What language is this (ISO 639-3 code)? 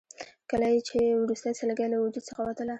pus